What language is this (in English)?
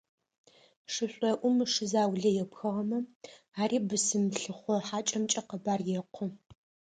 Adyghe